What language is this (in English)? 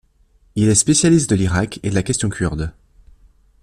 French